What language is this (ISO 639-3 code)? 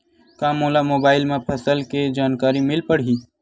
hne